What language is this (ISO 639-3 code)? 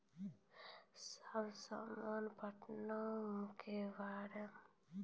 mai